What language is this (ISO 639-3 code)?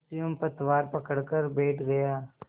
hin